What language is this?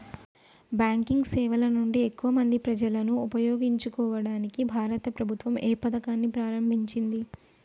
Telugu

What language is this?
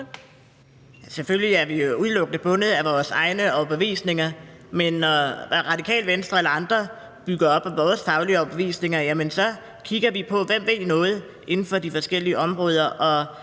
Danish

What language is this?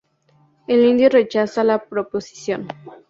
Spanish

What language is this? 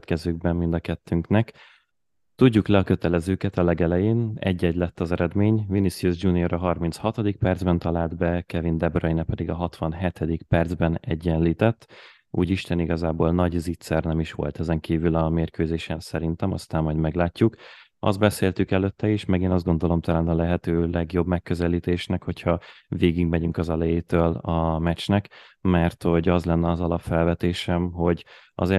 Hungarian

